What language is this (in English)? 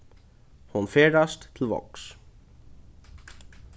Faroese